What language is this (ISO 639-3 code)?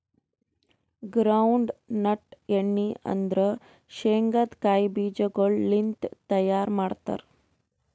kan